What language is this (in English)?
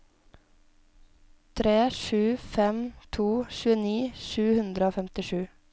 Norwegian